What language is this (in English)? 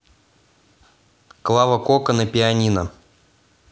Russian